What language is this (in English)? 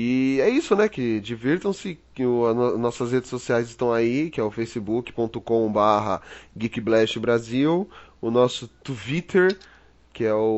Portuguese